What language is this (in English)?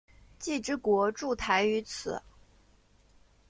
Chinese